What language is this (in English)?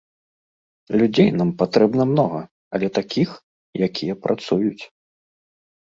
Belarusian